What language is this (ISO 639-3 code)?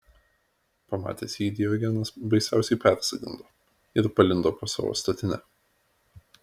lit